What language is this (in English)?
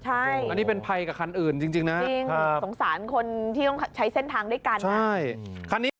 Thai